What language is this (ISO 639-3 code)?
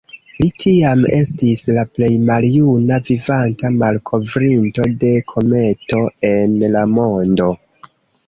epo